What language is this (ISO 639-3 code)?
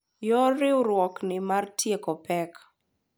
luo